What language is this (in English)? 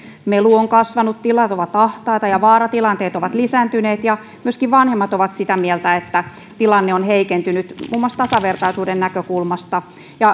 Finnish